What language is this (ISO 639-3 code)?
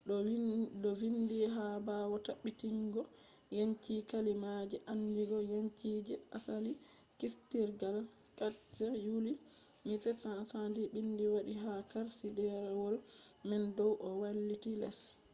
ful